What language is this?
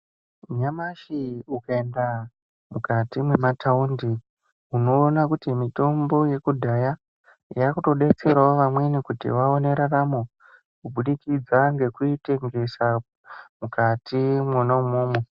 Ndau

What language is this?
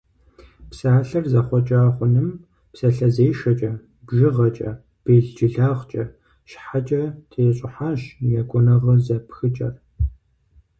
Kabardian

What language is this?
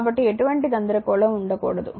Telugu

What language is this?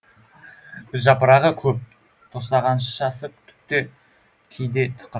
Kazakh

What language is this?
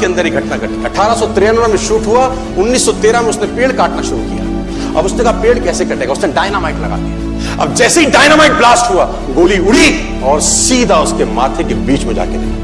Hindi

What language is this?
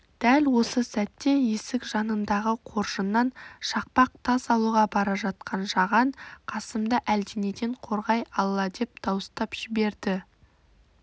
Kazakh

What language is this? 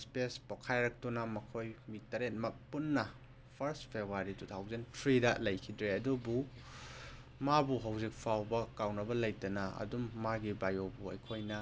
Manipuri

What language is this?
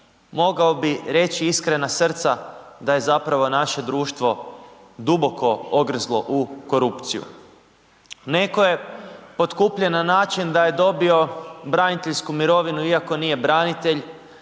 Croatian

